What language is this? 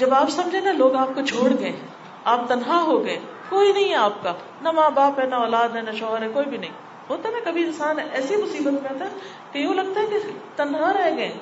Urdu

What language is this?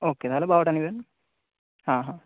Bangla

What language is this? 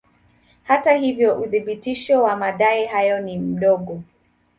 Swahili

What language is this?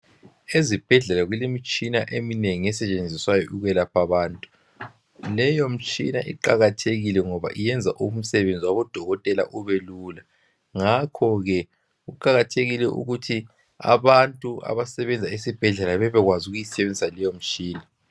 North Ndebele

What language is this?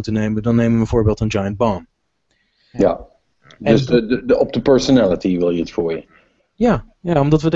Dutch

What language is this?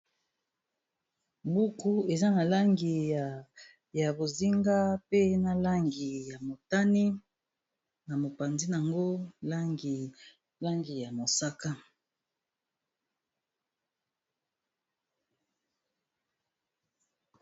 Lingala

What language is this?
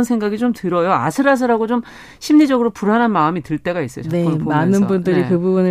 Korean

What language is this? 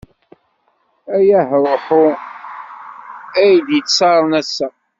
Kabyle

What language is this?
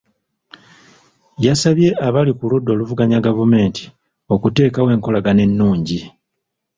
Ganda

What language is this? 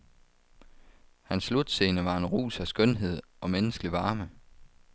Danish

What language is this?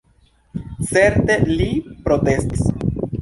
Esperanto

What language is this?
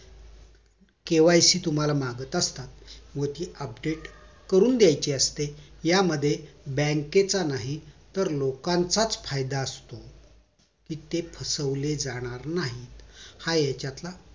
Marathi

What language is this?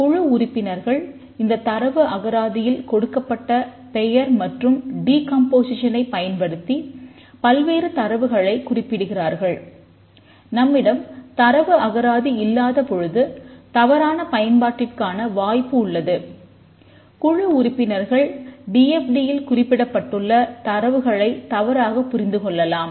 Tamil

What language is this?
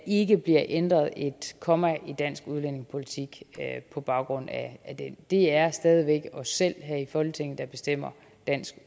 Danish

